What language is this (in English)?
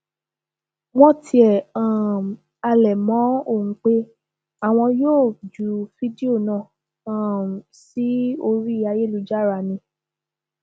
Yoruba